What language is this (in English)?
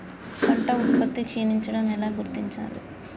Telugu